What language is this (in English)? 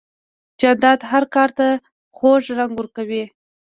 Pashto